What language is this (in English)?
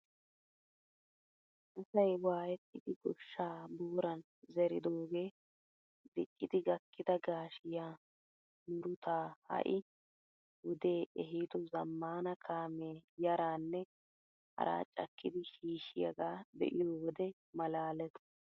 Wolaytta